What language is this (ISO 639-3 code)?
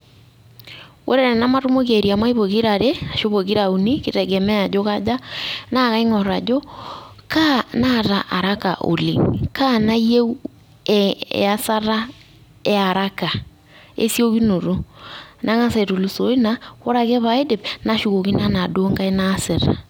mas